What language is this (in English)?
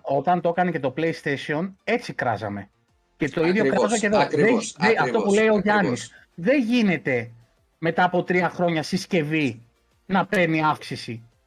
Greek